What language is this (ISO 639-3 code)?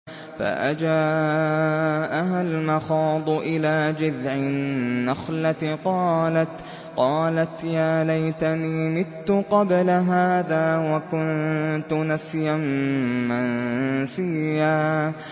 ara